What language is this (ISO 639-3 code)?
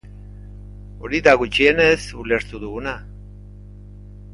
eus